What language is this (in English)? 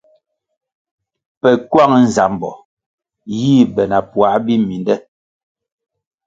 Kwasio